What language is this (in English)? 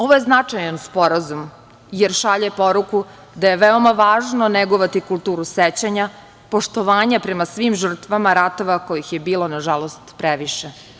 Serbian